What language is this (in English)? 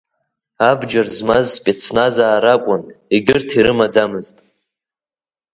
Abkhazian